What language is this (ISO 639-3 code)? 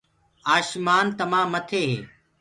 ggg